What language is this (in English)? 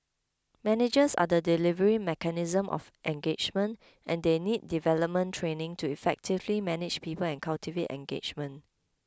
English